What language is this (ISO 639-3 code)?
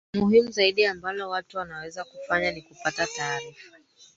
swa